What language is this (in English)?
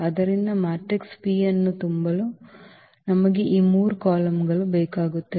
Kannada